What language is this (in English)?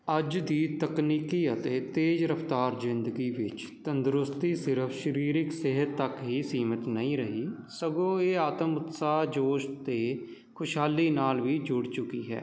Punjabi